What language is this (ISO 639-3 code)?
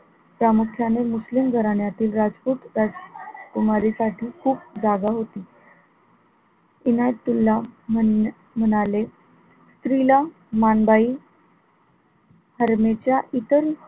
mar